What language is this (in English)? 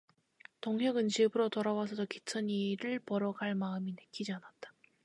Korean